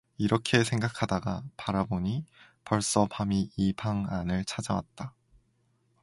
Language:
Korean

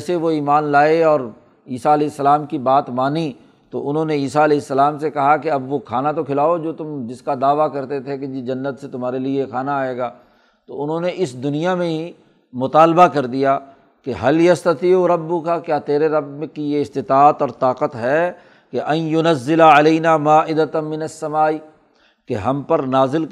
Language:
Urdu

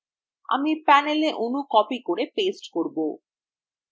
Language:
Bangla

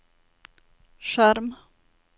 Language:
Norwegian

